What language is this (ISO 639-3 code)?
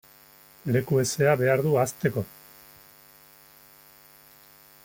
eus